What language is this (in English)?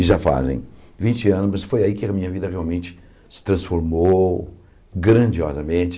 Portuguese